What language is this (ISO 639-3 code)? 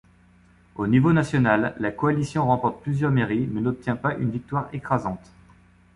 fra